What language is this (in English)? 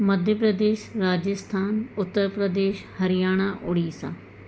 Sindhi